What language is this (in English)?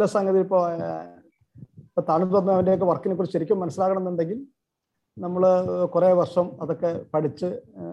Malayalam